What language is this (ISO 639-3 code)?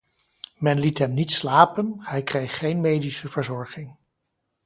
nld